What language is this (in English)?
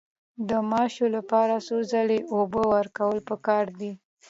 Pashto